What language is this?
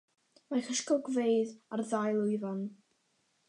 Welsh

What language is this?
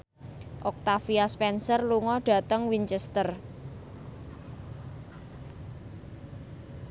Javanese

